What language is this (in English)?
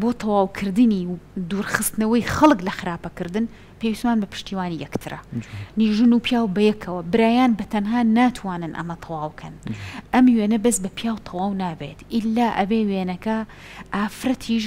Arabic